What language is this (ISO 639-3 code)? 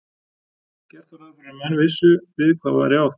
isl